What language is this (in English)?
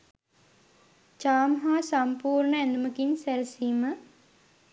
Sinhala